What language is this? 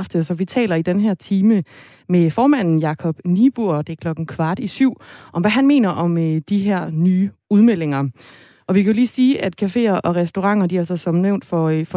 Danish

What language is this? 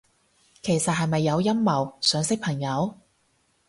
Cantonese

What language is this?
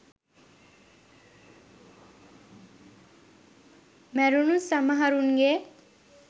Sinhala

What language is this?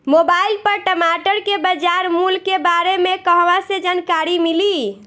Bhojpuri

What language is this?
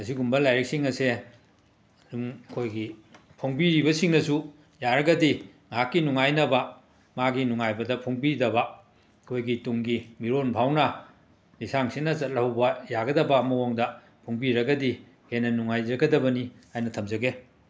Manipuri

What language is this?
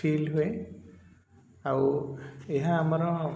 Odia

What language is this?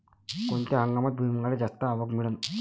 Marathi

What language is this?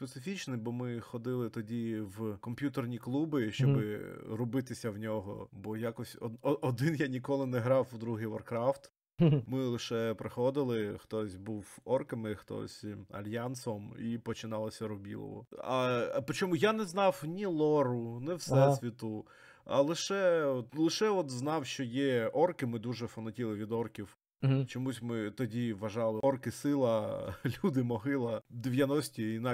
Ukrainian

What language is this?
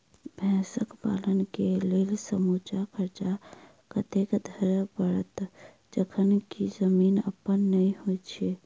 Maithili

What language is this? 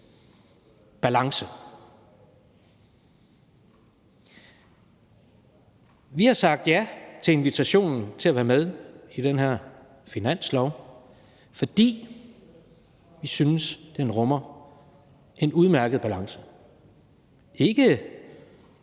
Danish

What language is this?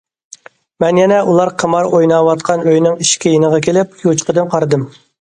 Uyghur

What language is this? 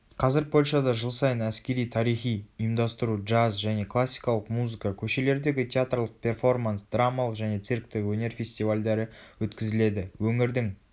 Kazakh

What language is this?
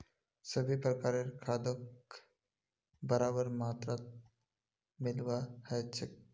Magahi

